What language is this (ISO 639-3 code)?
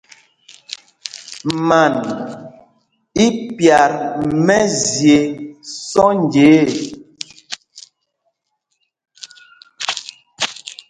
mgg